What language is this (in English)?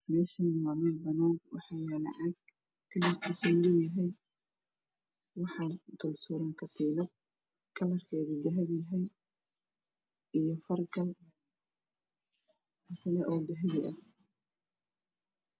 Somali